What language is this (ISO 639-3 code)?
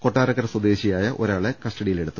mal